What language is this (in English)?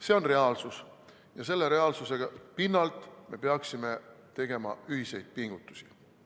Estonian